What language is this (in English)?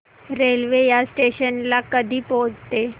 Marathi